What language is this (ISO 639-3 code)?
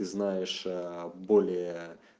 rus